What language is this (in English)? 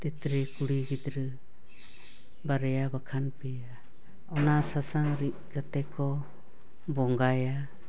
Santali